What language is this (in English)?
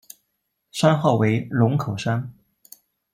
Chinese